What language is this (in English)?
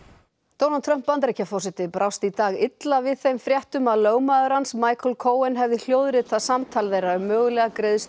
Icelandic